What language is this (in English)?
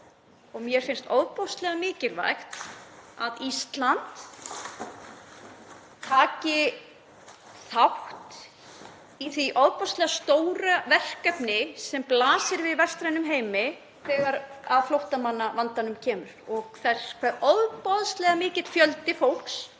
Icelandic